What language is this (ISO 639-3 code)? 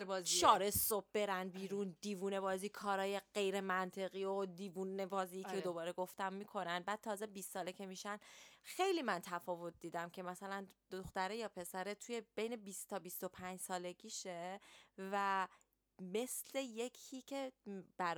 fas